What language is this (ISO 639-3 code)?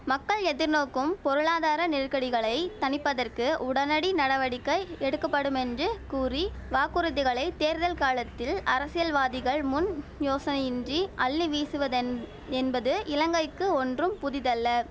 tam